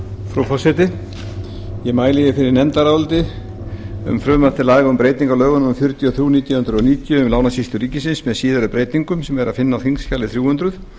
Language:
Icelandic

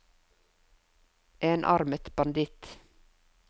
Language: Norwegian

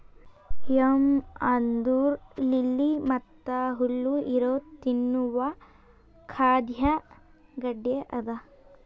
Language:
Kannada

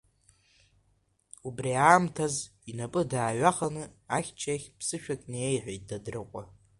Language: Abkhazian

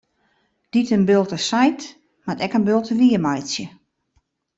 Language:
Western Frisian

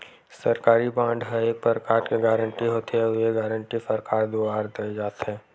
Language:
Chhattisgarhi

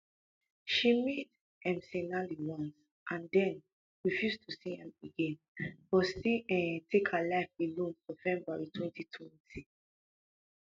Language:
Nigerian Pidgin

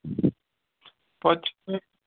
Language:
Kashmiri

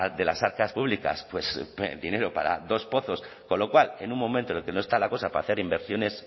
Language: Spanish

